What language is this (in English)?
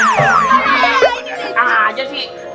Indonesian